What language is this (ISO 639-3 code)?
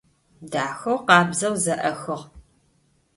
ady